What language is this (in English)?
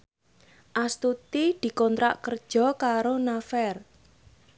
Javanese